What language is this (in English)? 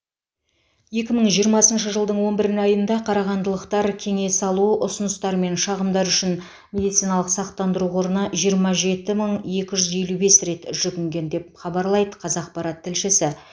Kazakh